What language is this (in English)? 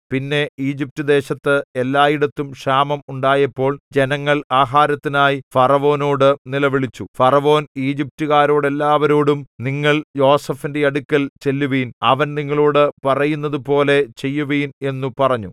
Malayalam